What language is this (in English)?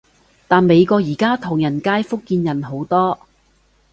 Cantonese